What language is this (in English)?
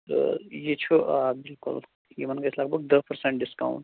Kashmiri